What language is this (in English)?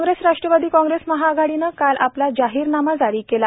Marathi